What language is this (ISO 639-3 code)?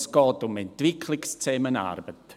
gsw